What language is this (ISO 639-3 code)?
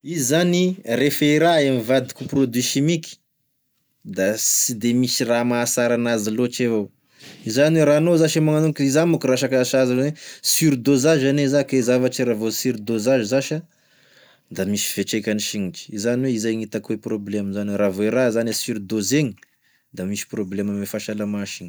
tkg